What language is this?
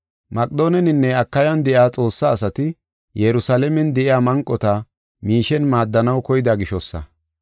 Gofa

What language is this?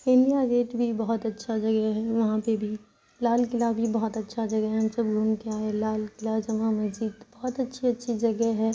Urdu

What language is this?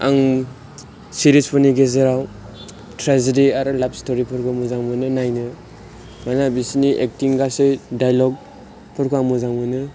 Bodo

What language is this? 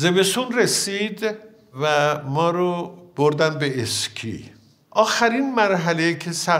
Persian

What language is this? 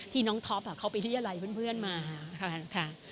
Thai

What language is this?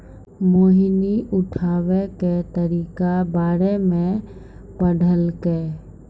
Maithili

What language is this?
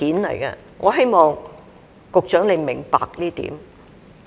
Cantonese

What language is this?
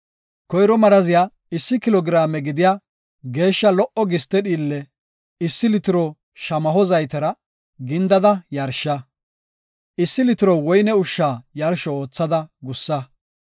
Gofa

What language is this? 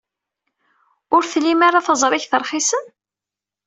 Kabyle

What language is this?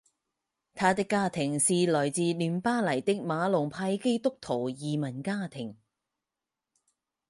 Chinese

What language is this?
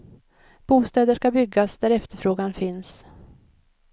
Swedish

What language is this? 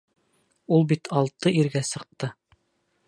Bashkir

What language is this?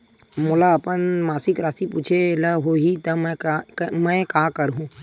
Chhattisgarhi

